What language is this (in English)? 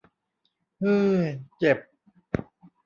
Thai